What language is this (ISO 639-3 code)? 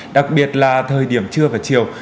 vie